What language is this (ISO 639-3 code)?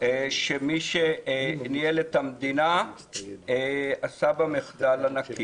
heb